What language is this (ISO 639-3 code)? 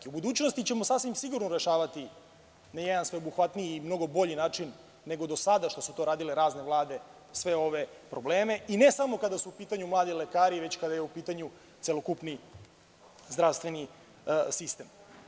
srp